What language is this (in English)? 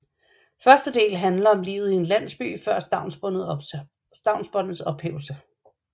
Danish